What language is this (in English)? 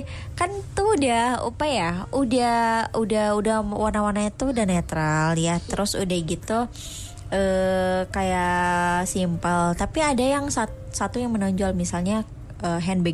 Indonesian